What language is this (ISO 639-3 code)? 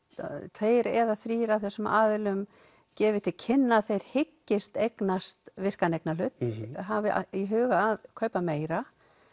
isl